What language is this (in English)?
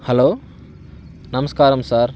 Telugu